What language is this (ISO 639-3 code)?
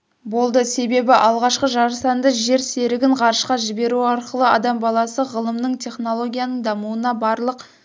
kaz